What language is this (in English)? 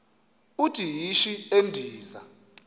Xhosa